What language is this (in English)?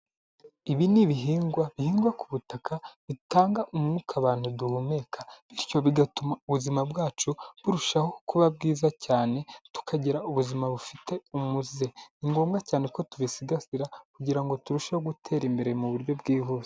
Kinyarwanda